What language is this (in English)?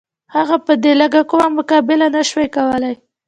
Pashto